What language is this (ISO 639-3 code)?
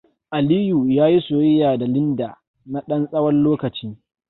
hau